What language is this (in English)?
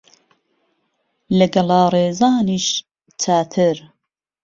Central Kurdish